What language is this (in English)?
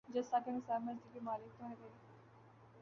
Urdu